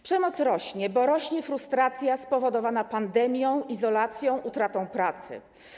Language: Polish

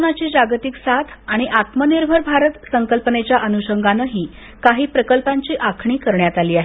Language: Marathi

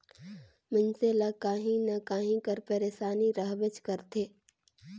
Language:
Chhattisgarhi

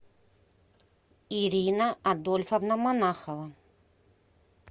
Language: Russian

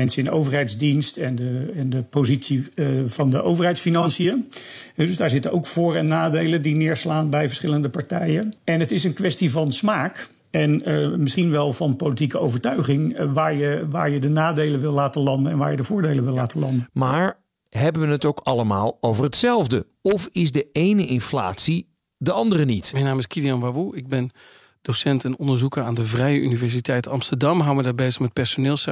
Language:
Dutch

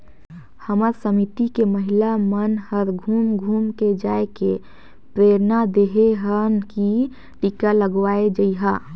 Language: Chhattisgarhi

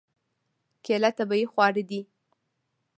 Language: Pashto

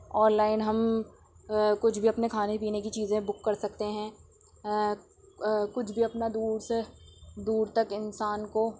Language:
Urdu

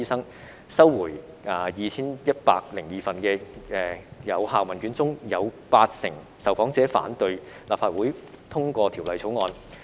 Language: Cantonese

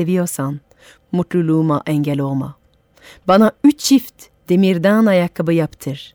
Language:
Turkish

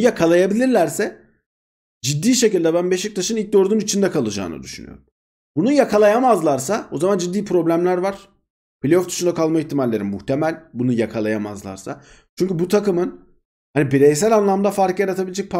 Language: Turkish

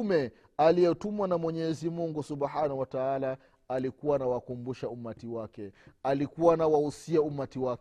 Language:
Swahili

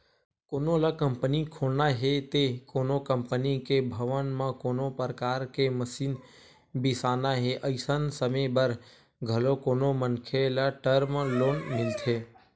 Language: Chhattisgarhi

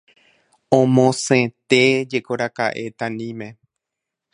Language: Guarani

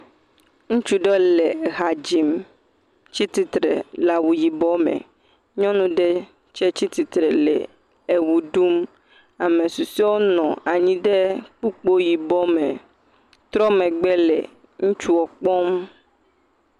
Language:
Ewe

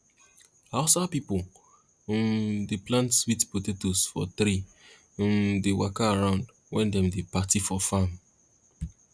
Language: Nigerian Pidgin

